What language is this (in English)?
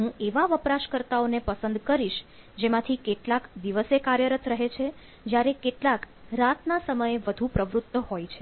Gujarati